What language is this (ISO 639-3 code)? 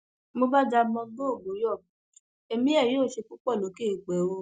yor